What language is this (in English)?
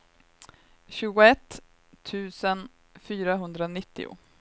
Swedish